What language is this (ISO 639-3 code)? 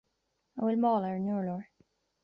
gle